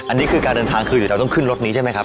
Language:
Thai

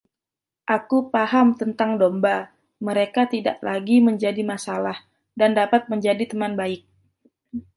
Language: Indonesian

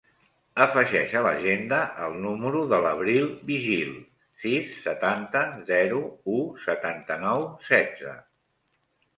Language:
Catalan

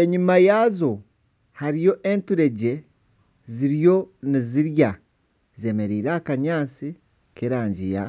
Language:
Nyankole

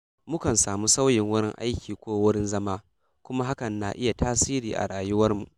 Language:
Hausa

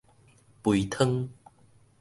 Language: Min Nan Chinese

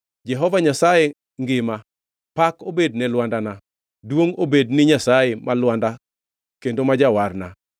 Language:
Luo (Kenya and Tanzania)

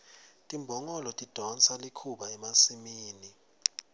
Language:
Swati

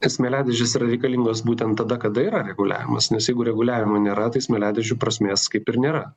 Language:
Lithuanian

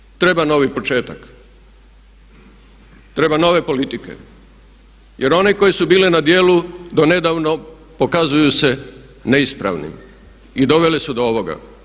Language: Croatian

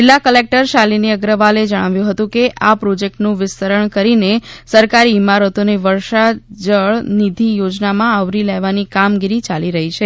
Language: Gujarati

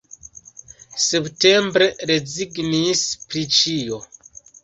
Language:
Esperanto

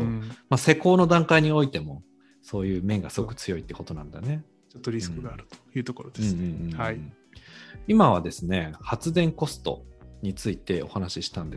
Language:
Japanese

